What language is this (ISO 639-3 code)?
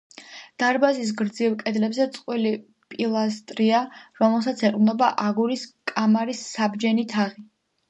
kat